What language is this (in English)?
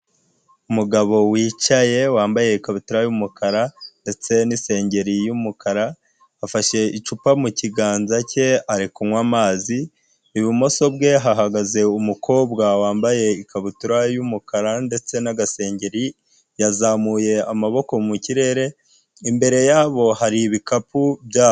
Kinyarwanda